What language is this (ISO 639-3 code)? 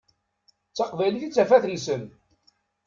kab